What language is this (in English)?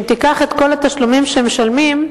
Hebrew